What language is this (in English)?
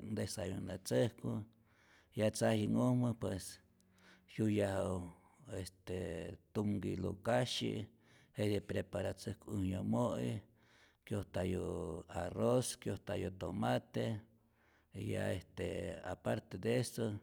Rayón Zoque